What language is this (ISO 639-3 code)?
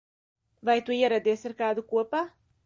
lav